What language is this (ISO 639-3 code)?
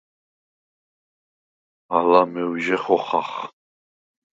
sva